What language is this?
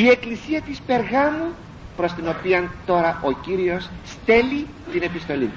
Greek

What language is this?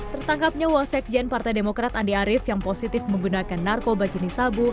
Indonesian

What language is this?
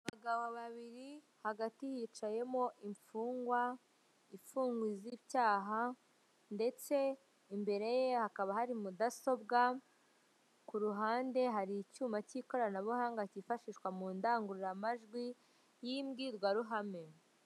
Kinyarwanda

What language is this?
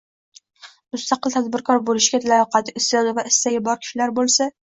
Uzbek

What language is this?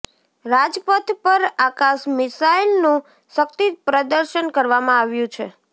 Gujarati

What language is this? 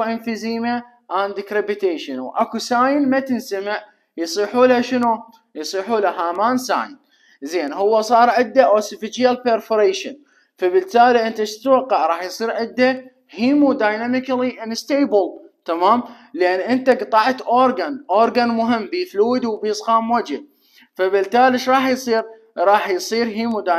Arabic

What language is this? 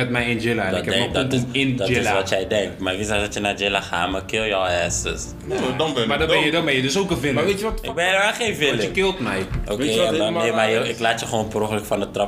Dutch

